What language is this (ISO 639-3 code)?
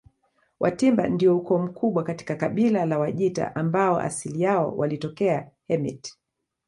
swa